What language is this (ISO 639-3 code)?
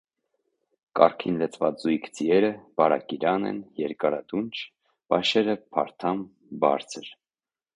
hye